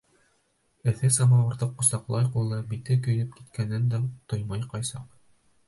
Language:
Bashkir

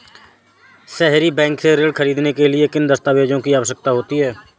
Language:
Hindi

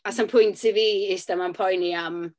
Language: Welsh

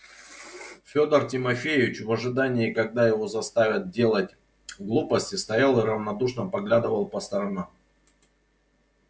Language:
Russian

